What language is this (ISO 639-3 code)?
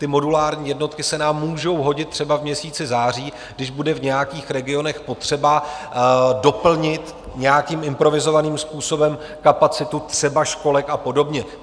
ces